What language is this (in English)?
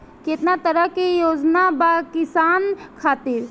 Bhojpuri